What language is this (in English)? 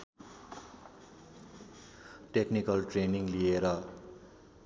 Nepali